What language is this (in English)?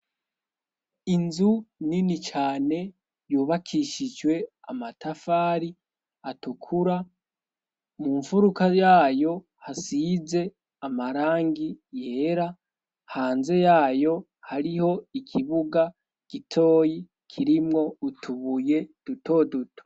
Rundi